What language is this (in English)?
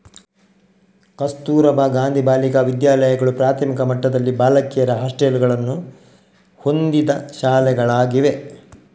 Kannada